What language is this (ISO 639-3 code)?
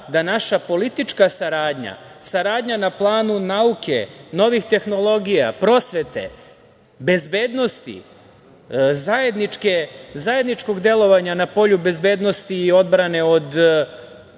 srp